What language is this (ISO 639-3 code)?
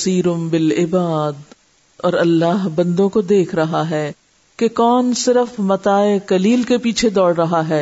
urd